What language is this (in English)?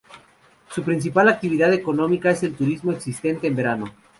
Spanish